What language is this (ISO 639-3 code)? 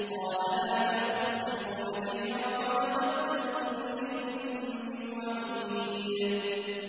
ara